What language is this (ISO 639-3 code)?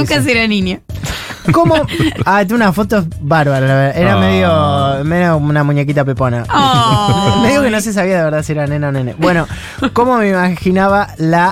spa